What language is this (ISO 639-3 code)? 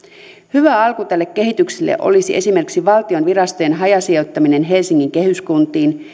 fin